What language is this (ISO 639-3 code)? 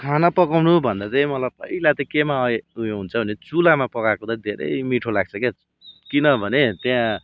nep